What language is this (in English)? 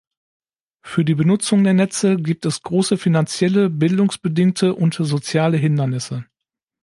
German